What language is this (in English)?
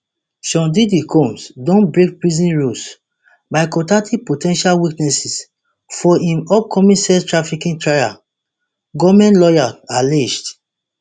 Nigerian Pidgin